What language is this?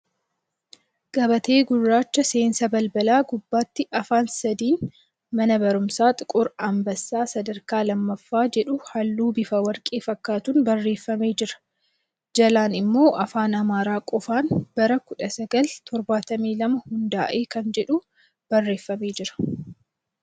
Oromo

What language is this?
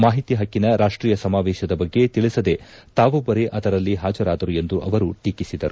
Kannada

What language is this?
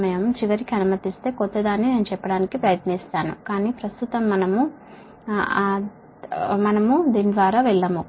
Telugu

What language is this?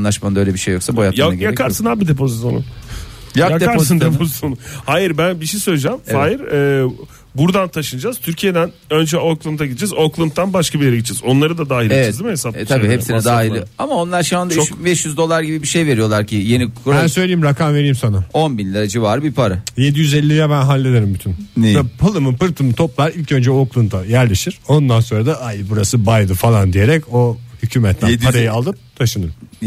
Turkish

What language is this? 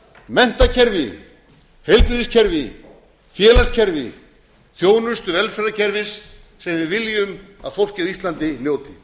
Icelandic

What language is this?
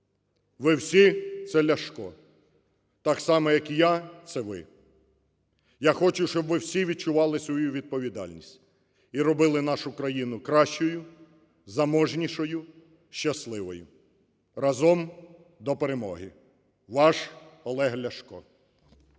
Ukrainian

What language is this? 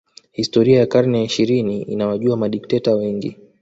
Swahili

